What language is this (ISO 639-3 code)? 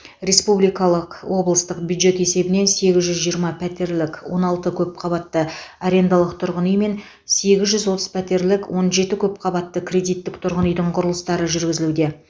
kaz